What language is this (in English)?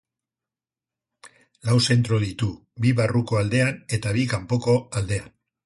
Basque